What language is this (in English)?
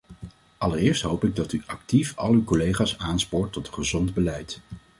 Dutch